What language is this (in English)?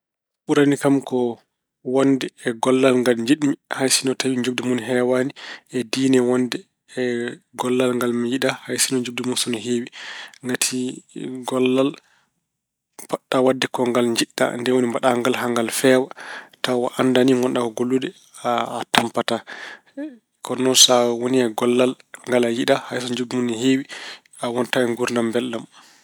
Fula